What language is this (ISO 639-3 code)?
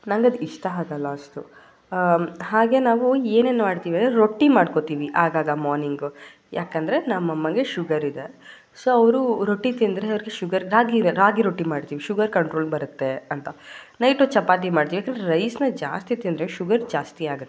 kan